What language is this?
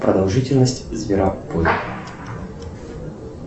Russian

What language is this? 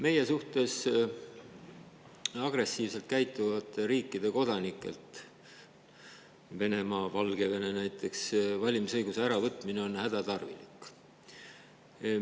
Estonian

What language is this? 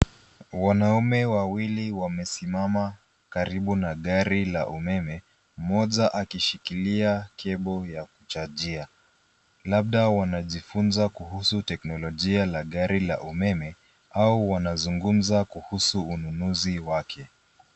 Swahili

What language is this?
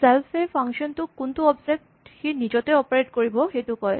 Assamese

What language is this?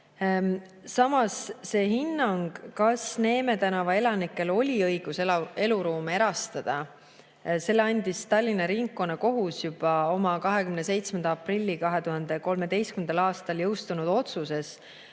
Estonian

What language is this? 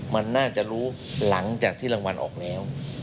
Thai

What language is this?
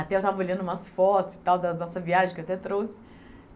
Portuguese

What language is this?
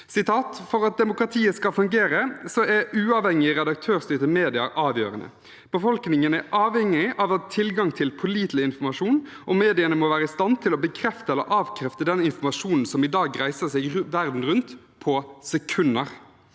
Norwegian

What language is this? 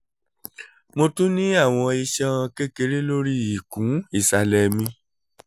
Yoruba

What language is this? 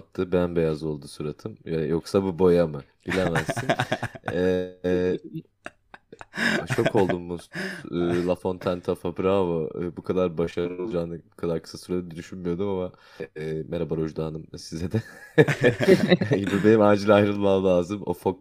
Turkish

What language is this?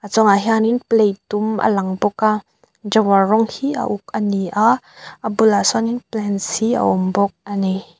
Mizo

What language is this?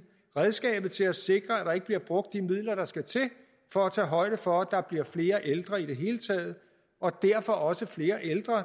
Danish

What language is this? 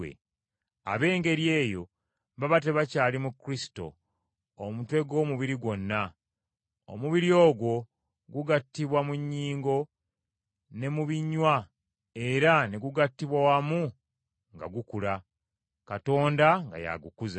Ganda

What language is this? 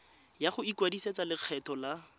Tswana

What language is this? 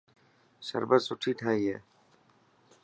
Dhatki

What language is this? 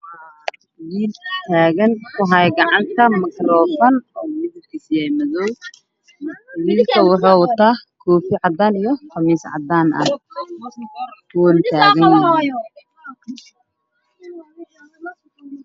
Somali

